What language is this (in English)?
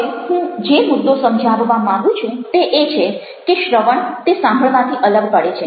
Gujarati